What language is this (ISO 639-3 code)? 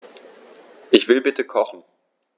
deu